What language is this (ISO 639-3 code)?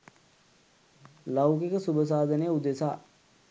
sin